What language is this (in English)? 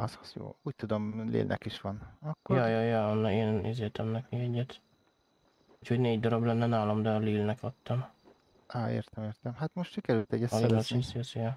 Hungarian